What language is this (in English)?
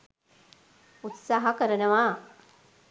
Sinhala